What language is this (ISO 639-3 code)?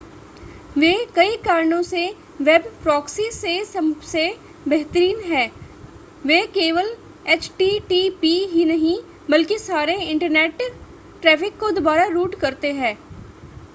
hin